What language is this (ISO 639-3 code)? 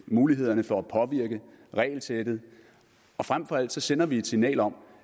dan